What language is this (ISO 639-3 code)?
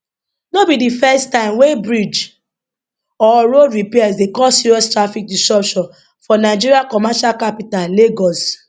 pcm